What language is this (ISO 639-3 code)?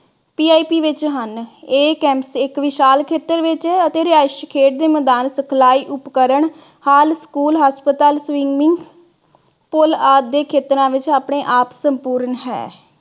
pan